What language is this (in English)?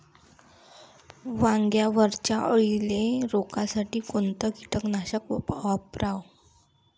Marathi